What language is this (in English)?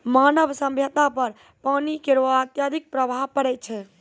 Maithili